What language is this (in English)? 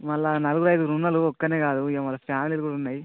Telugu